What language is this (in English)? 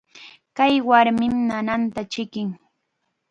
Chiquián Ancash Quechua